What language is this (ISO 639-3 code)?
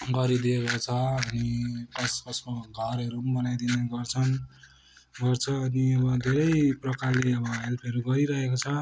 nep